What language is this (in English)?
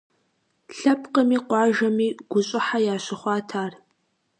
Kabardian